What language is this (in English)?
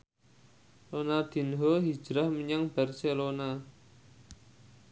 Javanese